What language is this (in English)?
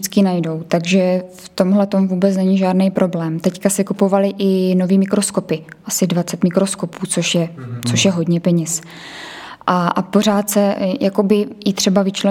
Czech